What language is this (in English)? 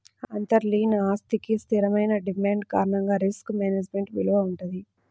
Telugu